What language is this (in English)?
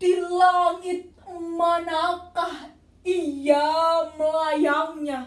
Indonesian